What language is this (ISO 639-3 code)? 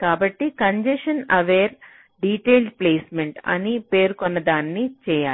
tel